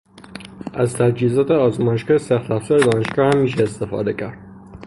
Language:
Persian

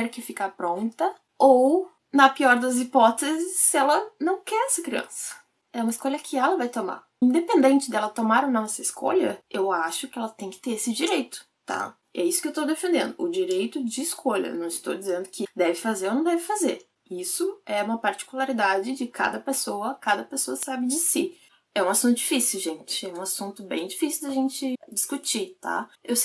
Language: Portuguese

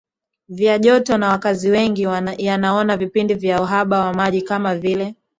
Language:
Swahili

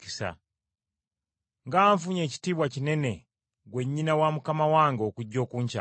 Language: Ganda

